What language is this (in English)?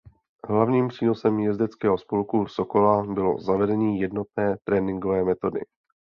Czech